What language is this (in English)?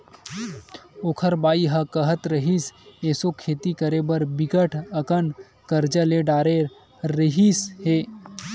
Chhattisgarhi